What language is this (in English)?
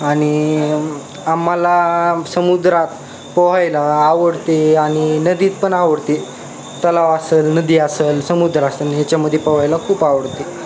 Marathi